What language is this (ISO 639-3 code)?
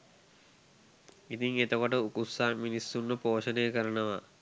sin